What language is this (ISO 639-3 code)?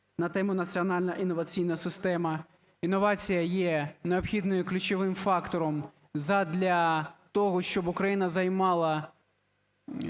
ukr